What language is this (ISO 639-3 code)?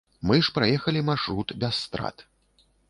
bel